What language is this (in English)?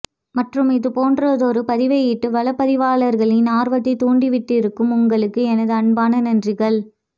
Tamil